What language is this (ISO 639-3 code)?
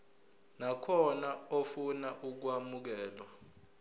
zul